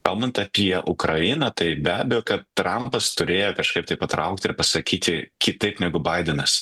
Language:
Lithuanian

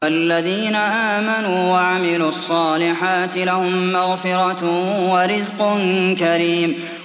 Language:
Arabic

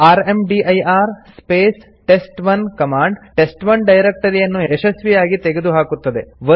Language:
Kannada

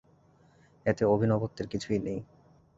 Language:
Bangla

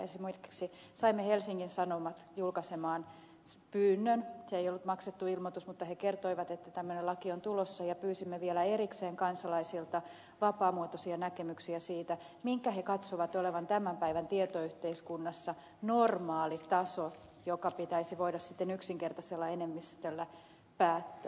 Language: Finnish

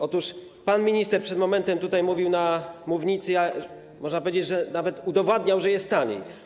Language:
Polish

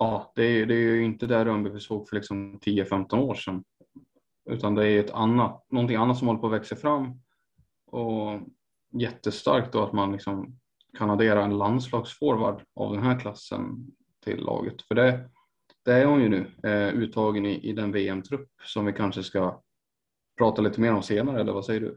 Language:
Swedish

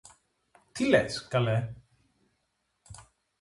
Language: Greek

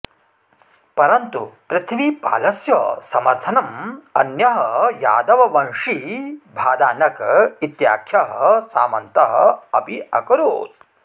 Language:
Sanskrit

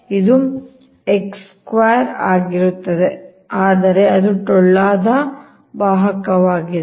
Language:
Kannada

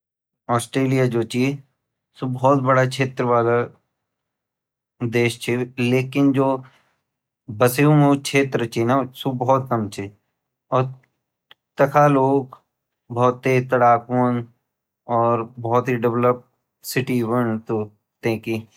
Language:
Garhwali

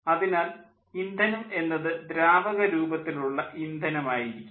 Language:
Malayalam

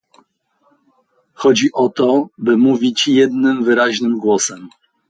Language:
Polish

